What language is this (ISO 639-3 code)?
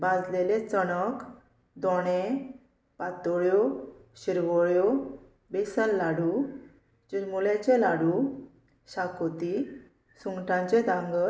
kok